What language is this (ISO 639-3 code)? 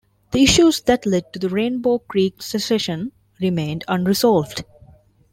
eng